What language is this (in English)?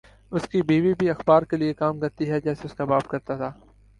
Urdu